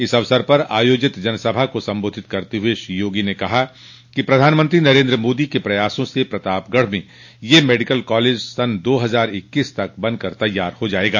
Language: Hindi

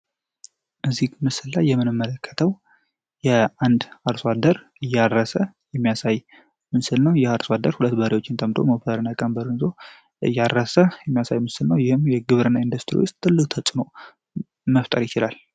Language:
Amharic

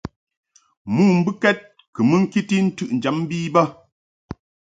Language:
Mungaka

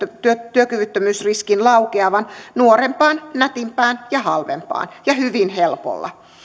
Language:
Finnish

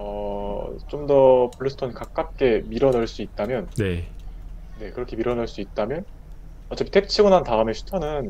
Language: Korean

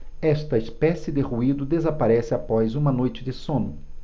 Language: Portuguese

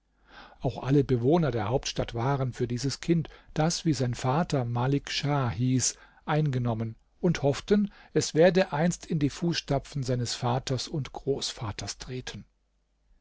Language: German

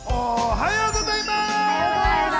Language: Japanese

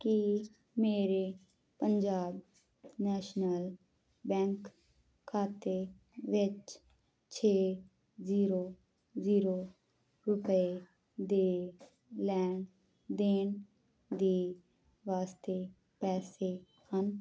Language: Punjabi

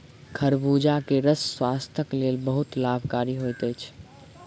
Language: Maithili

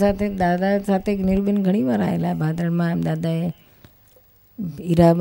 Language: Gujarati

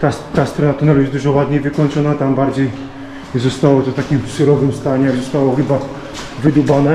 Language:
Polish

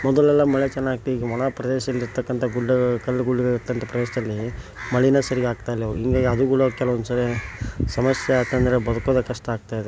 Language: Kannada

